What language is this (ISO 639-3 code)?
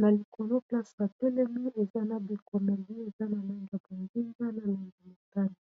lin